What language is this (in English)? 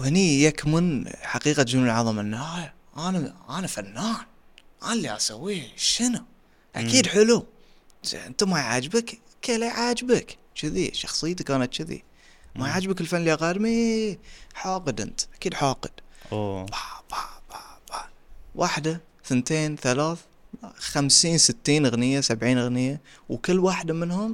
Arabic